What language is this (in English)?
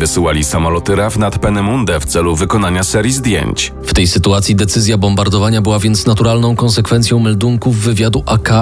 Polish